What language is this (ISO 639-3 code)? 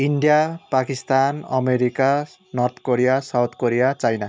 nep